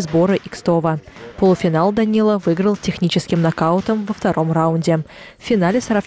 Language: Russian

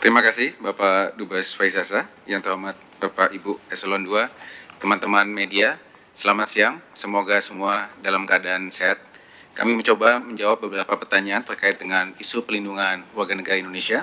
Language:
Indonesian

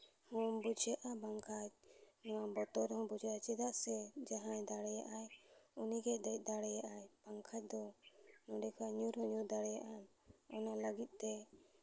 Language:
Santali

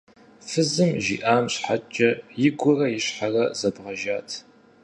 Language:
Kabardian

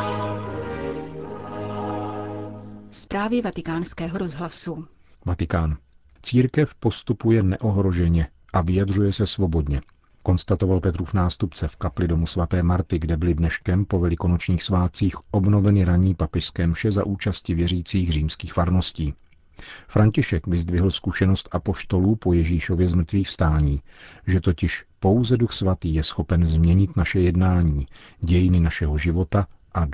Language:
Czech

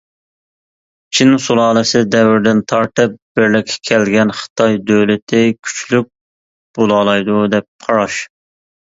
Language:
Uyghur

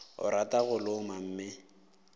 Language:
Northern Sotho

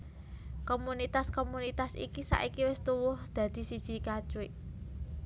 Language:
Javanese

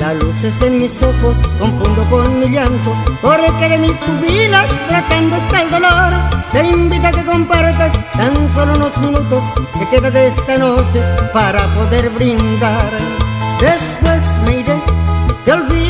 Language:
Spanish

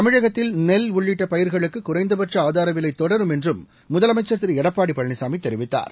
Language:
Tamil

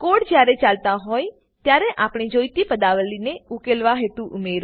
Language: Gujarati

